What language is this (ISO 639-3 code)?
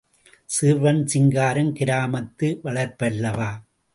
tam